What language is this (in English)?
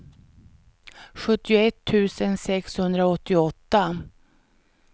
Swedish